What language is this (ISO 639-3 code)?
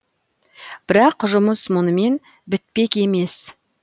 kaz